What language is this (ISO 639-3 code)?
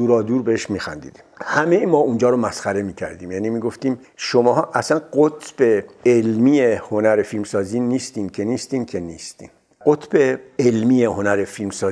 fas